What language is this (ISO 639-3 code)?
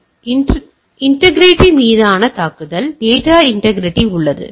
tam